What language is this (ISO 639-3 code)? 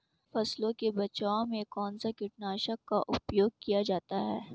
hin